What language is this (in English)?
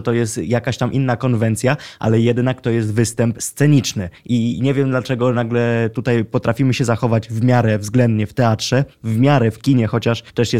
Polish